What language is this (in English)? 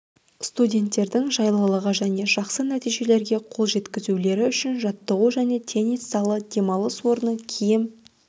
Kazakh